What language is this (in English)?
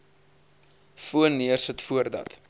Afrikaans